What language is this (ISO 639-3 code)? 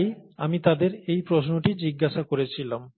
ben